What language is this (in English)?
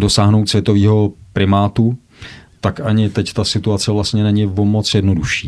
Czech